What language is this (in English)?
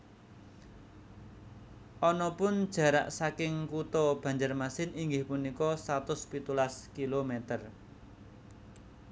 Javanese